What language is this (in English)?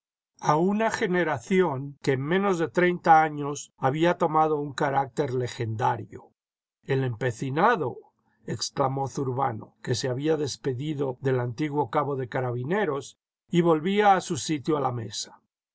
Spanish